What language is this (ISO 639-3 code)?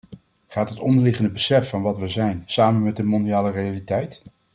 nld